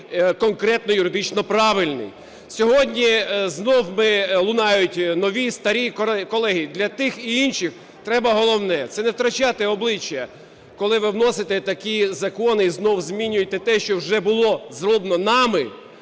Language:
Ukrainian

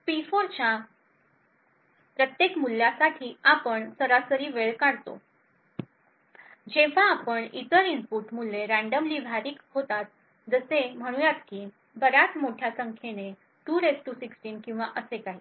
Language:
Marathi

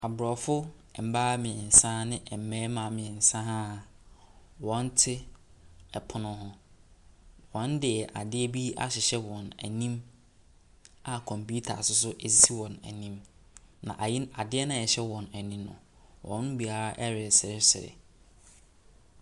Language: Akan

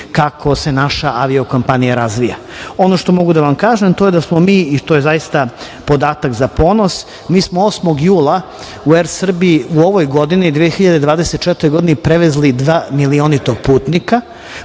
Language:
Serbian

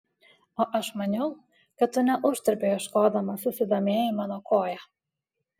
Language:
Lithuanian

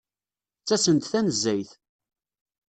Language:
Kabyle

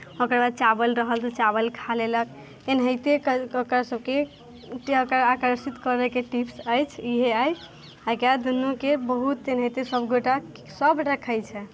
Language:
Maithili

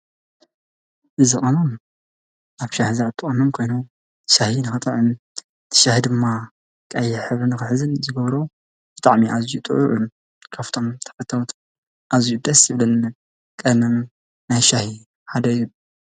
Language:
Tigrinya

